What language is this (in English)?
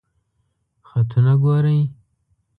Pashto